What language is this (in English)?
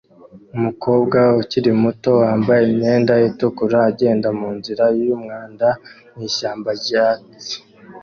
Kinyarwanda